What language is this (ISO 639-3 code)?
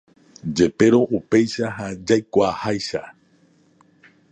grn